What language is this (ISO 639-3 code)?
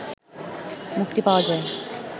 ben